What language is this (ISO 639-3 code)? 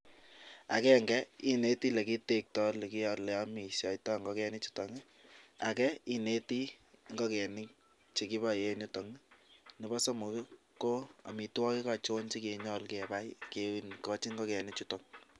kln